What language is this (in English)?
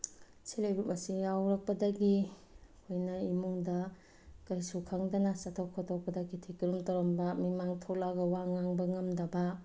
Manipuri